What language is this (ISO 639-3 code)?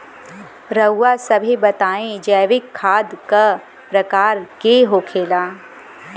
bho